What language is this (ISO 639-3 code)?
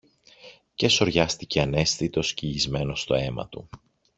ell